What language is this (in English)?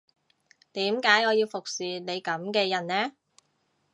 Cantonese